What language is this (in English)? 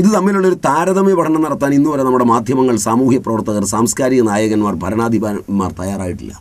Malayalam